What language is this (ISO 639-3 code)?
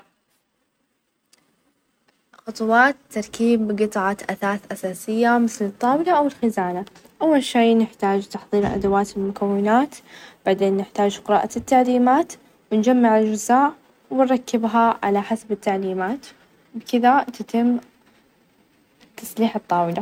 ars